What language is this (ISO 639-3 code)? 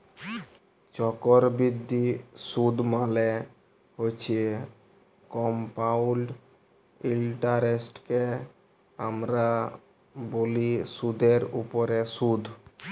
ben